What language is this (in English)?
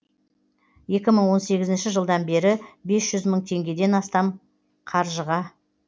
Kazakh